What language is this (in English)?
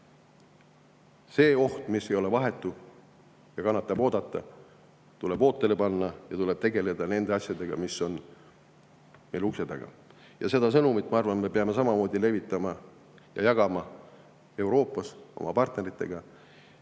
Estonian